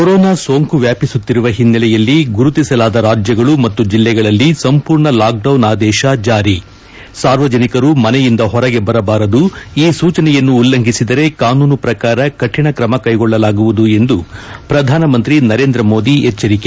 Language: Kannada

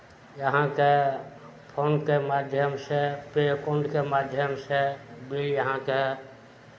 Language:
Maithili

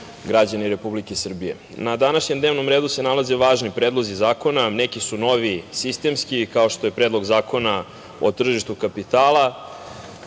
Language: Serbian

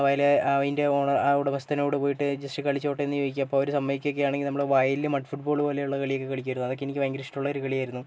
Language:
Malayalam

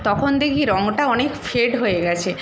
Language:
Bangla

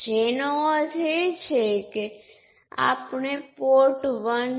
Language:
Gujarati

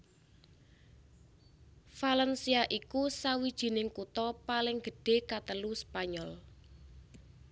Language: Javanese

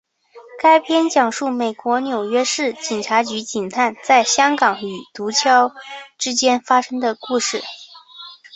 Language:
Chinese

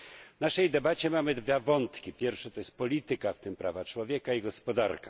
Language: Polish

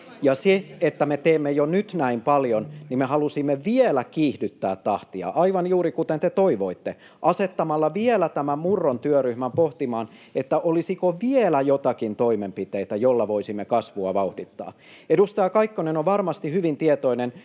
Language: Finnish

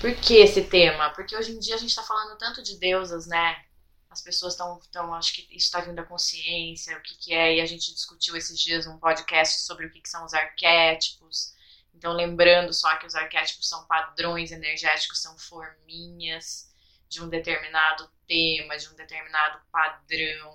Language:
Portuguese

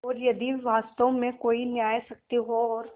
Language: Hindi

